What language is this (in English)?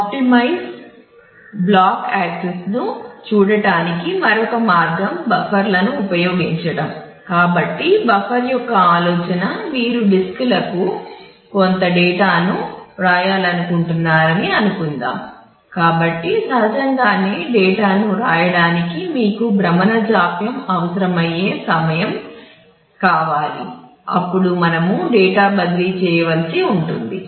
Telugu